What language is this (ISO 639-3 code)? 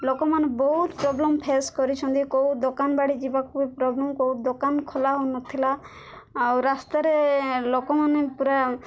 ori